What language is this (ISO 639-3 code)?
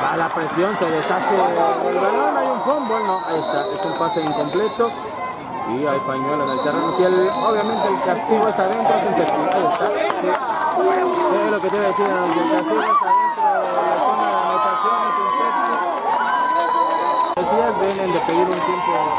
spa